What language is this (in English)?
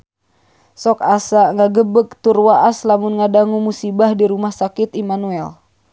Sundanese